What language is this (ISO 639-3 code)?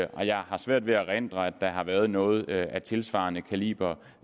dan